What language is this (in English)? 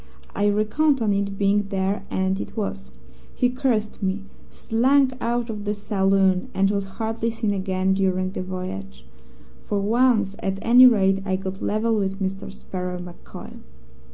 English